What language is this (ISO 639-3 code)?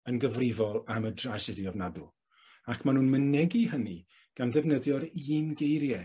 cym